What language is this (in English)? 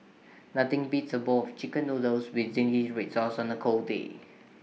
English